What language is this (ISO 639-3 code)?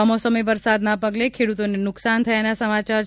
guj